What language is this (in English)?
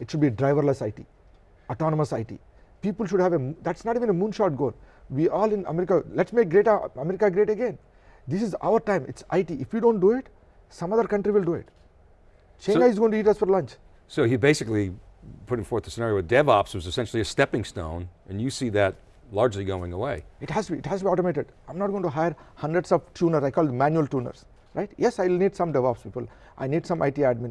English